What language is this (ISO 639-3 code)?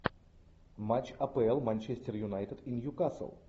rus